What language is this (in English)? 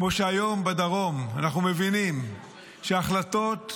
Hebrew